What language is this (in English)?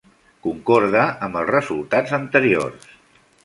Catalan